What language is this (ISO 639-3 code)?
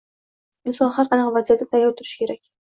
uzb